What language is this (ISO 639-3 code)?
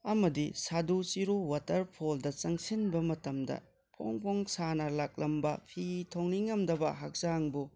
mni